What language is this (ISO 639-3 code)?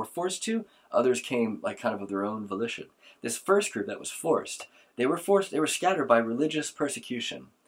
eng